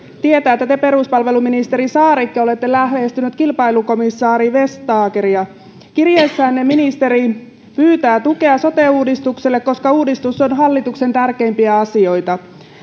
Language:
Finnish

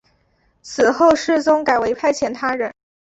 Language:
Chinese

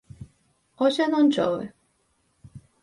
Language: Galician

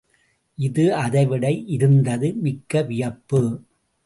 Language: Tamil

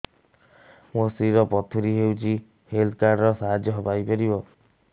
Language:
Odia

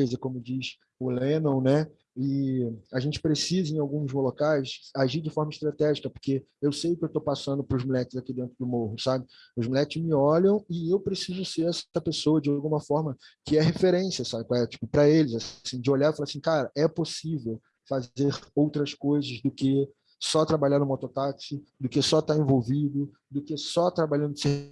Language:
Portuguese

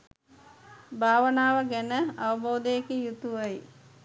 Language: Sinhala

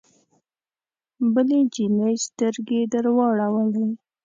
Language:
Pashto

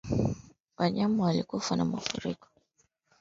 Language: Swahili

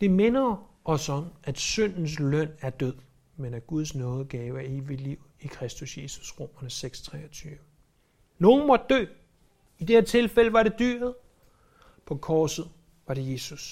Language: Danish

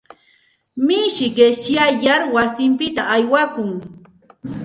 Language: Santa Ana de Tusi Pasco Quechua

